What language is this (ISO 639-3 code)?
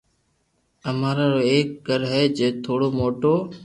lrk